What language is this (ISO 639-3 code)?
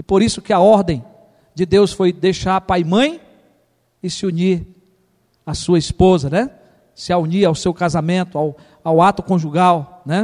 por